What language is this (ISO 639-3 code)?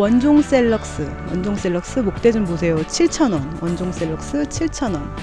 kor